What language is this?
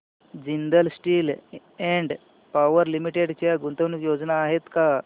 Marathi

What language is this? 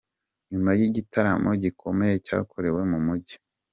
Kinyarwanda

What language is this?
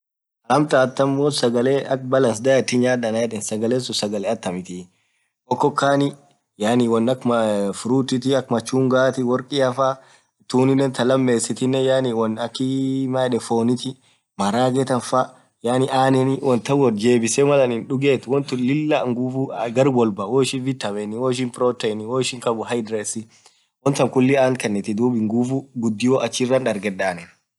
Orma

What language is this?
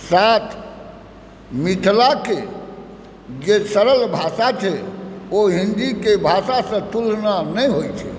Maithili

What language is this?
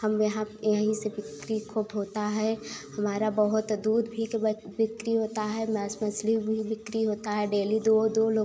Hindi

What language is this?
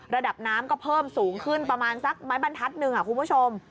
Thai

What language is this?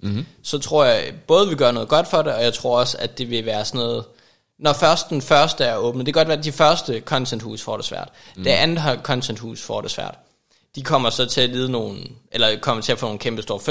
Danish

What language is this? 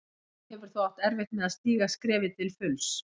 Icelandic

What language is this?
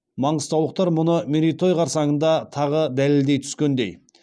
Kazakh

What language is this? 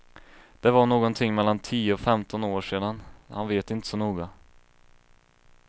Swedish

